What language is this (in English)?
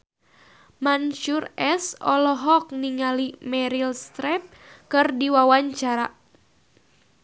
Sundanese